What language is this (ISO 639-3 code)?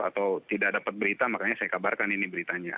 ind